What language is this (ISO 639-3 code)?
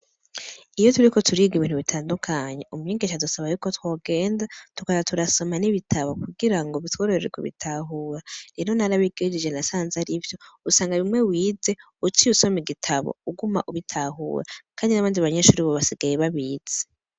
run